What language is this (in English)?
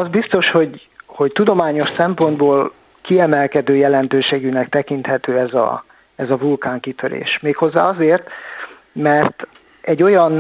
Hungarian